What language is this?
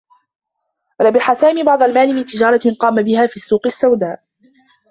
Arabic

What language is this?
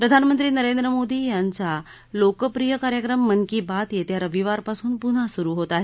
Marathi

